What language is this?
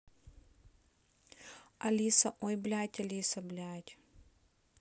Russian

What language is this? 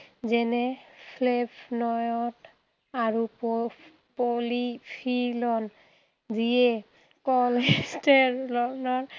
Assamese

